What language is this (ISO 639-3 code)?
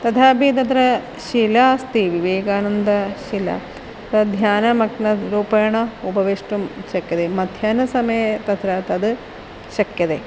san